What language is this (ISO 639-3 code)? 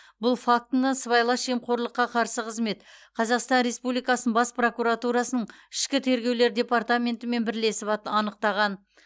kaz